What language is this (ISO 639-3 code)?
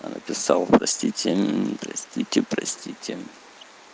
rus